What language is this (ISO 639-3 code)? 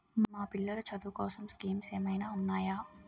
tel